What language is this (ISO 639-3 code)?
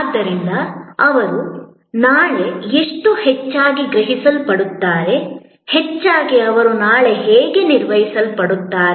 kan